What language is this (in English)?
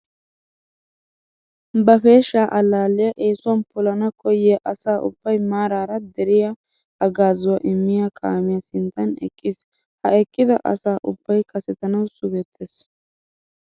Wolaytta